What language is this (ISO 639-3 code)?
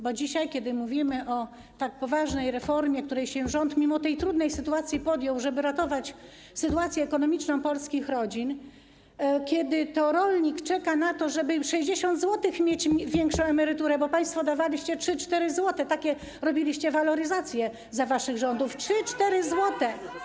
pol